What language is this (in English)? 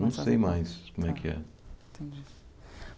Portuguese